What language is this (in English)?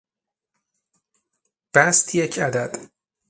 Persian